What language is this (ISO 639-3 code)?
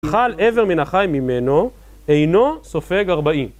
heb